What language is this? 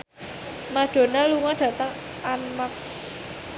Javanese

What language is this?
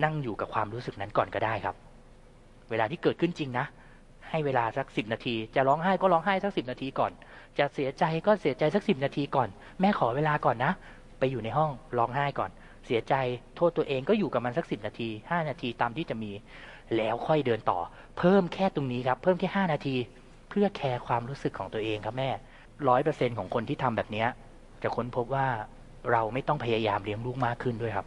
Thai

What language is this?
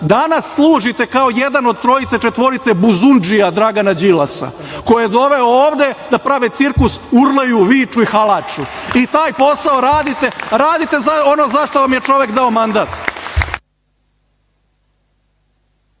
Serbian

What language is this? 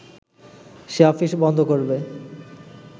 Bangla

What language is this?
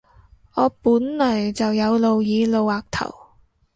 Cantonese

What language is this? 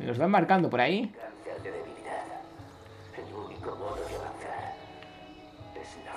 Spanish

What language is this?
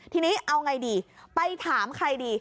Thai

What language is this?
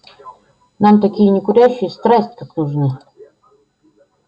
Russian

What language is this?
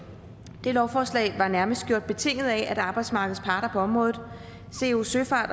Danish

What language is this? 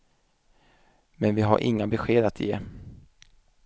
Swedish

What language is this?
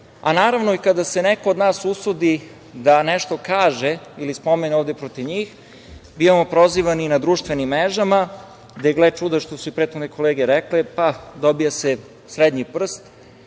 Serbian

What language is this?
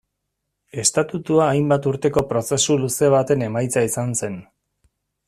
Basque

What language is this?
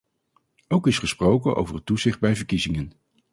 Dutch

